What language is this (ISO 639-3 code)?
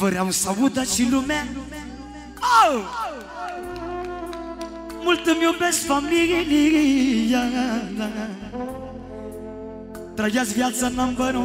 ron